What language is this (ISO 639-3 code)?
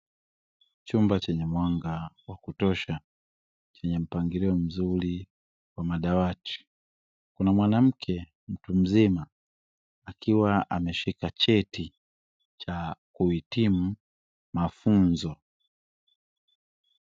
swa